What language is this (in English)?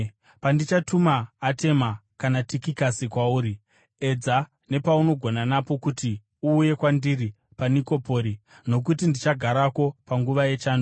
Shona